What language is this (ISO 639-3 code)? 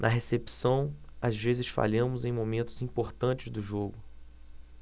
por